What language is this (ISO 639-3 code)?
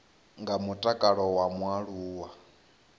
ven